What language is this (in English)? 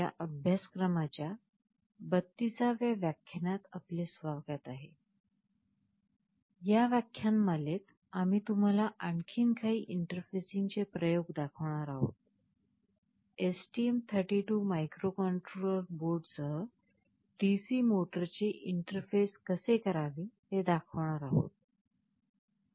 Marathi